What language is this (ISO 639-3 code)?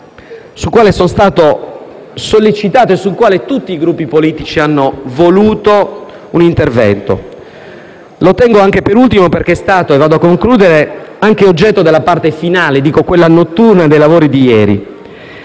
ita